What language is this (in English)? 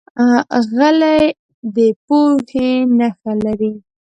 Pashto